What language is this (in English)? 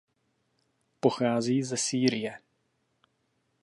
Czech